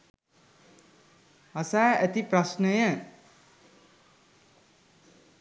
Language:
Sinhala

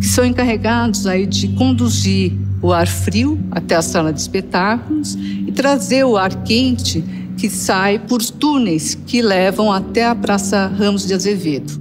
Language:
Portuguese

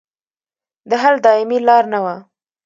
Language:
Pashto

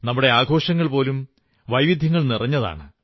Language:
Malayalam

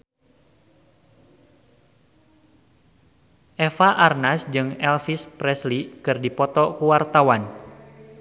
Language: Sundanese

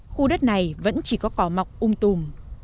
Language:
Vietnamese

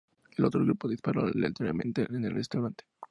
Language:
Spanish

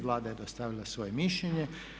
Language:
Croatian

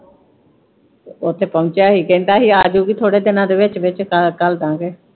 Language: Punjabi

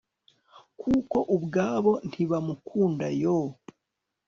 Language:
Kinyarwanda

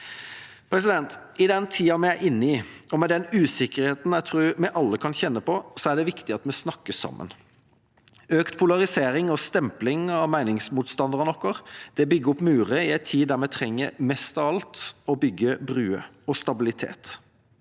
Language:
Norwegian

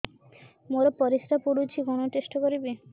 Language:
Odia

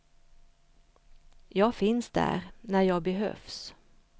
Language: Swedish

